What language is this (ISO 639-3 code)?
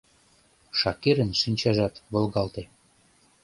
chm